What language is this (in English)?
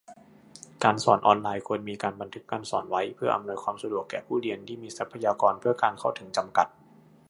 Thai